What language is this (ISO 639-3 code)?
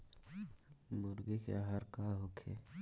bho